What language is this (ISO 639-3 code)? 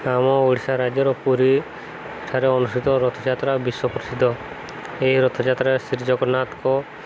ori